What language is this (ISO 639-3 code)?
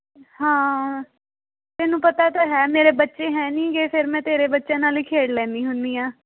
pan